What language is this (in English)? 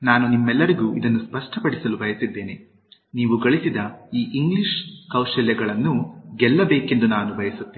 Kannada